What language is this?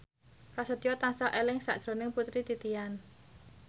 Javanese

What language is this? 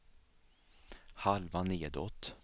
Swedish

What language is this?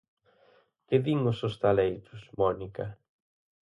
Galician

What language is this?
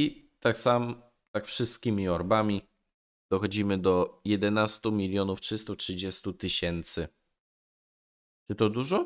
Polish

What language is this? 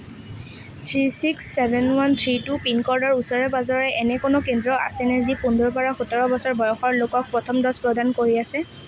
Assamese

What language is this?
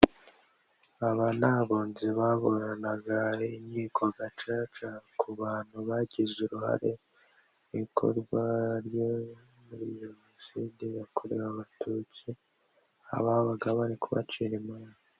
Kinyarwanda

